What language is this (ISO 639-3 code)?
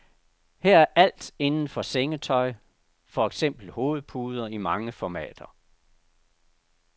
dan